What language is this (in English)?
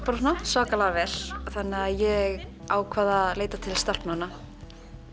Icelandic